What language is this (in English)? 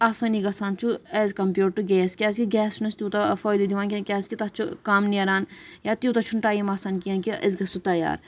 Kashmiri